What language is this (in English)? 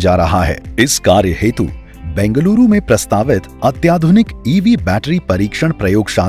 Hindi